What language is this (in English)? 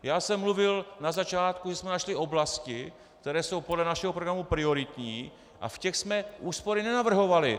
Czech